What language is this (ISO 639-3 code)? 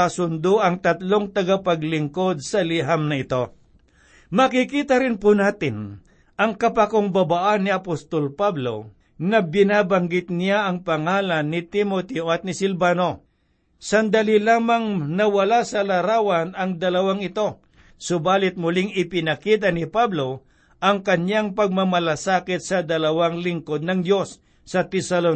fil